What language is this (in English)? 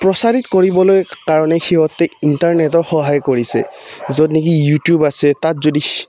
Assamese